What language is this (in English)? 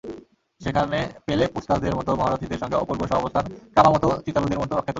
Bangla